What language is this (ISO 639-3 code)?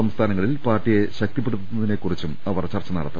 mal